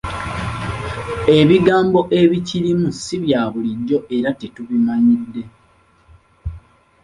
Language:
Ganda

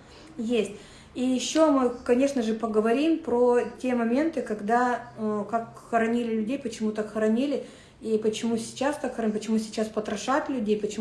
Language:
Russian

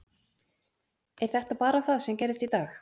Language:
Icelandic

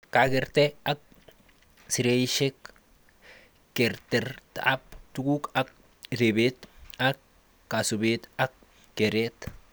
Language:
Kalenjin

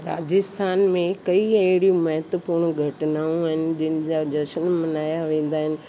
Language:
Sindhi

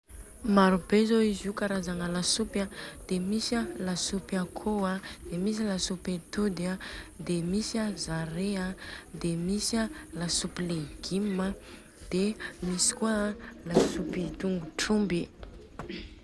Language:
Southern Betsimisaraka Malagasy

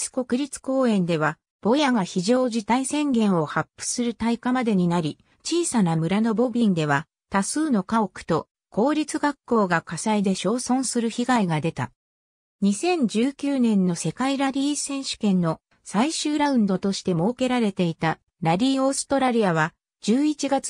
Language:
Japanese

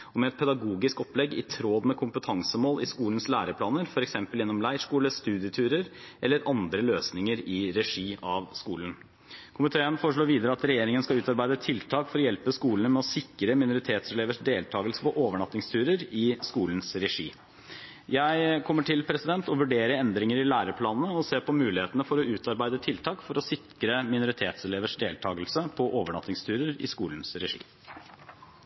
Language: Norwegian Bokmål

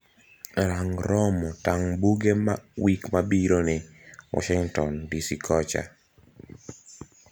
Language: Luo (Kenya and Tanzania)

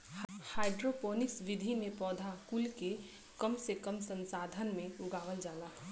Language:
Bhojpuri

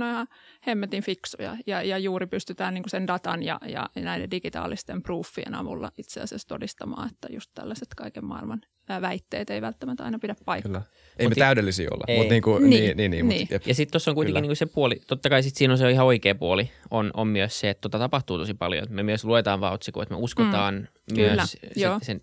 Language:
Finnish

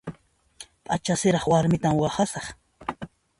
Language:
Puno Quechua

